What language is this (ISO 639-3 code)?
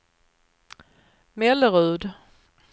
swe